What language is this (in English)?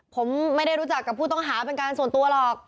Thai